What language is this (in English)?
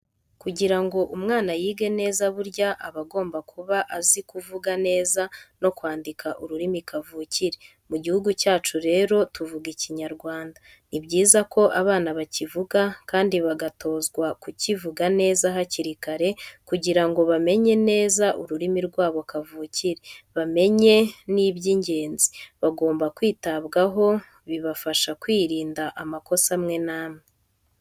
Kinyarwanda